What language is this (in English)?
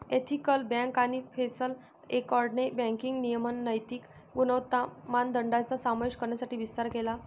Marathi